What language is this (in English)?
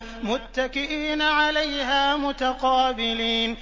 Arabic